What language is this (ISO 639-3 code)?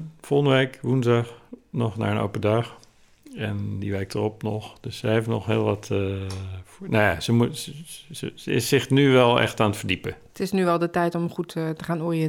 nld